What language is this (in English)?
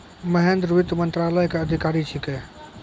Maithili